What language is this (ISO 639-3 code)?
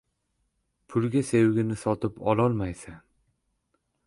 uzb